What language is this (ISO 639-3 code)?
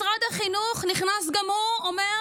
heb